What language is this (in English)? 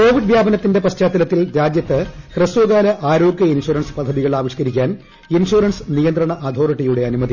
Malayalam